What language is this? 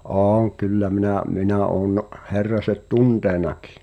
Finnish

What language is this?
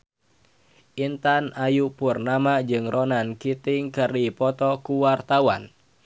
Sundanese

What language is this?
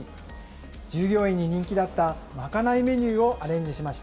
Japanese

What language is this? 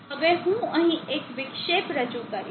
Gujarati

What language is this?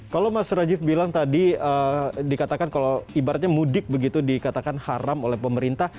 Indonesian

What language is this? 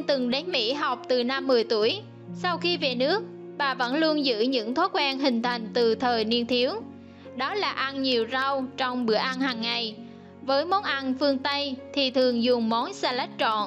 Vietnamese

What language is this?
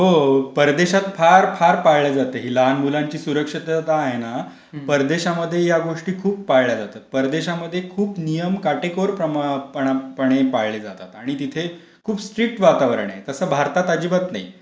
Marathi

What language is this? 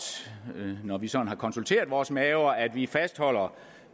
Danish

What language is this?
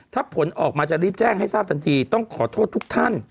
Thai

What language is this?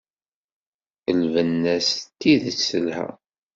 Kabyle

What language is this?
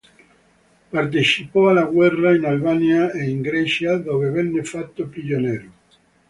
Italian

